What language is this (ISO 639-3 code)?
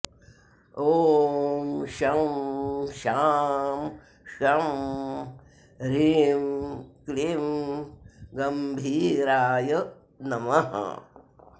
san